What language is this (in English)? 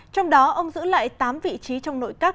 Vietnamese